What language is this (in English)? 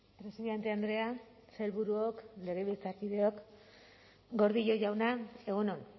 Basque